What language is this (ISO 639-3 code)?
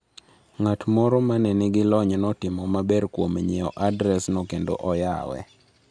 luo